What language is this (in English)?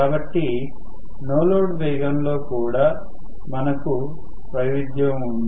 Telugu